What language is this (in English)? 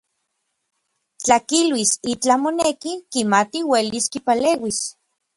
Orizaba Nahuatl